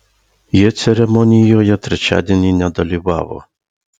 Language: Lithuanian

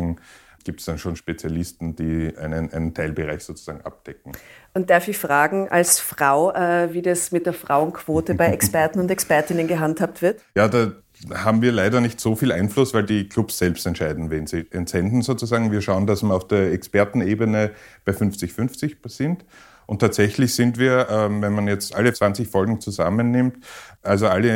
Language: German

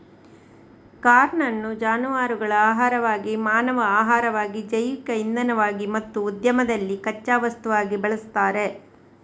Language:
Kannada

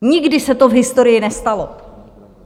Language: Czech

